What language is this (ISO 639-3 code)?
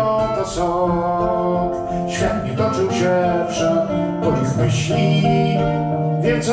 pol